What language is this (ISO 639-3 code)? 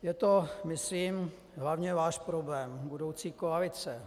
ces